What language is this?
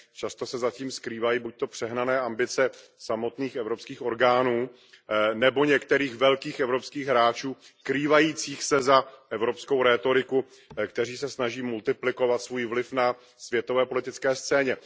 Czech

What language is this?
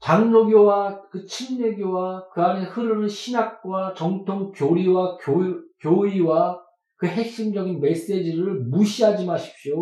Korean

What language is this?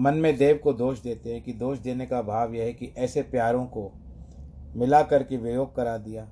Hindi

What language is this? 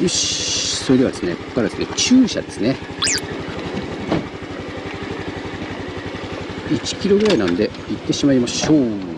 Japanese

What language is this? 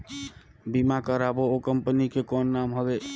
Chhattisgarhi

